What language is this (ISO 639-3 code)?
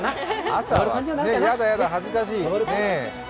jpn